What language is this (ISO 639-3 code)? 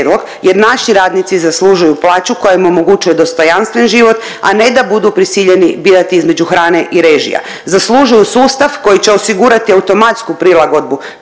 hrv